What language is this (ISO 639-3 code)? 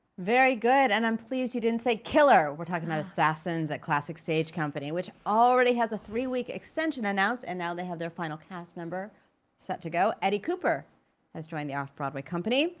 eng